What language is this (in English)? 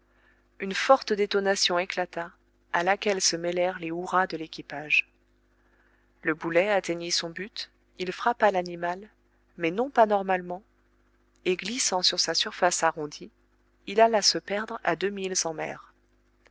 French